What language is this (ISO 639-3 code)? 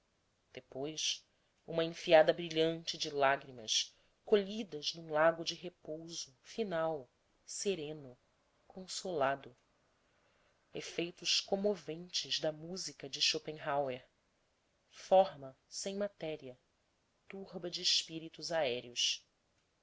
por